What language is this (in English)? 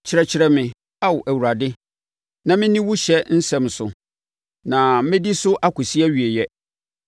Akan